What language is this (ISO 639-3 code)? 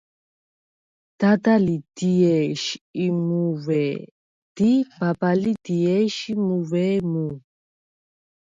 sva